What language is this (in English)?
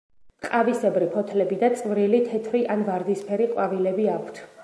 Georgian